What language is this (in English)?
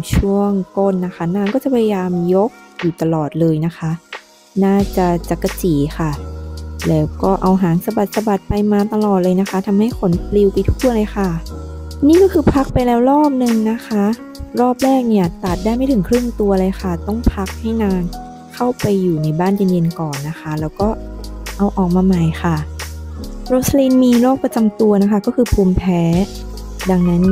Thai